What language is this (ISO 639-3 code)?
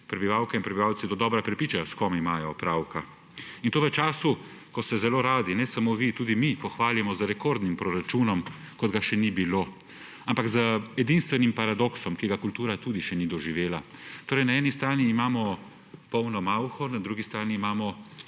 slv